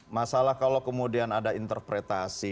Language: Indonesian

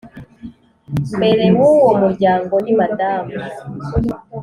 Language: Kinyarwanda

